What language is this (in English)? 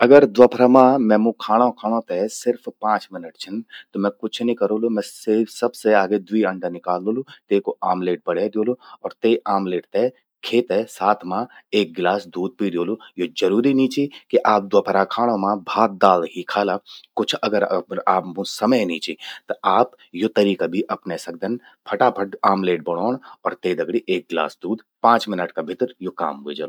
Garhwali